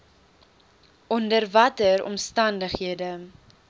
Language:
Afrikaans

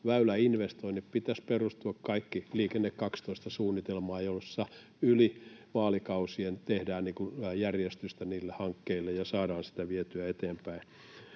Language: Finnish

